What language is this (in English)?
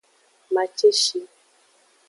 Aja (Benin)